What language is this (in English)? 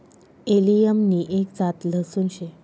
Marathi